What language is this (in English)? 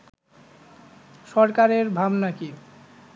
Bangla